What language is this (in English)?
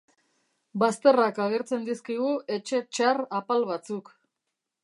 Basque